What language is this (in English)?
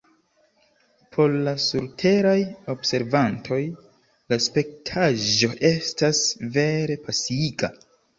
Esperanto